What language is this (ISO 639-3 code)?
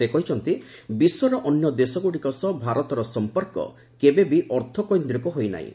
ori